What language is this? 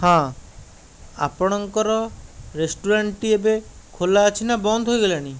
Odia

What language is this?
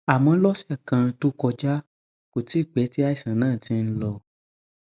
Yoruba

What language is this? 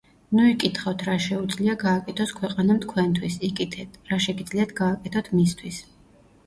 Georgian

